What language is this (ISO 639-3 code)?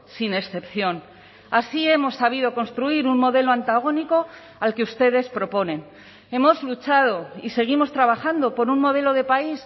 spa